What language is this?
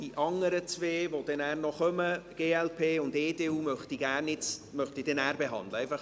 Swiss German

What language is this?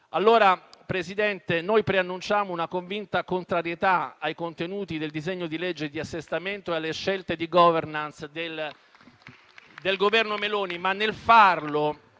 Italian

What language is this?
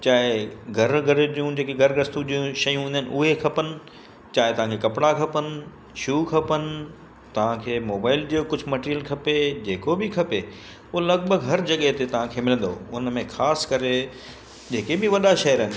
Sindhi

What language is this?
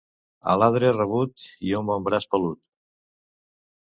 Catalan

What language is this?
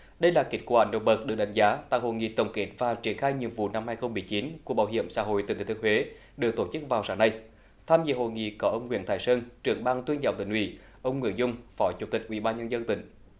Vietnamese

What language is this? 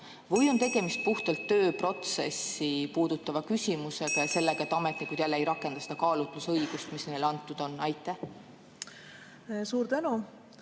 Estonian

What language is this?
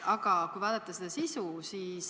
Estonian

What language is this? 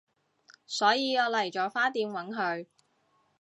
Cantonese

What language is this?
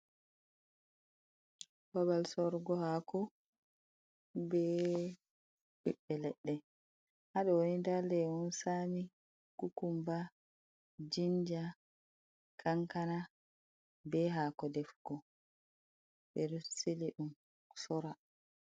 Fula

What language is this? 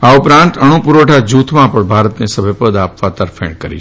Gujarati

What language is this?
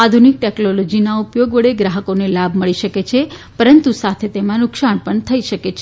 Gujarati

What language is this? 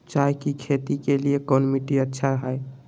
Magahi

